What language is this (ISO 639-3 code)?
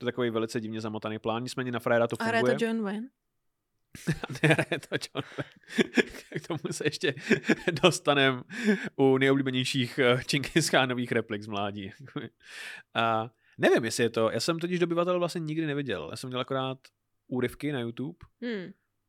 ces